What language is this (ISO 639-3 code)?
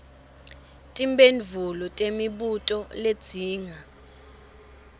ssw